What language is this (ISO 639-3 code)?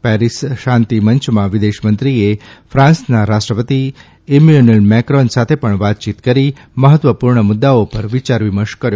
guj